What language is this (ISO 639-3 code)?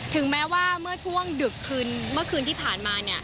tha